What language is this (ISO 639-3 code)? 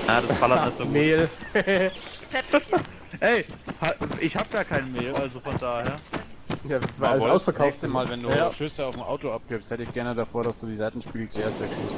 deu